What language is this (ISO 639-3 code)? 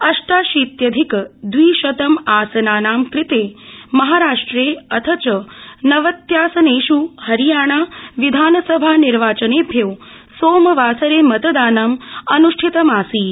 san